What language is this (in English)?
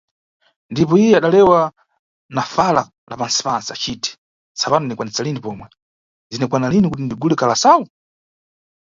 Nyungwe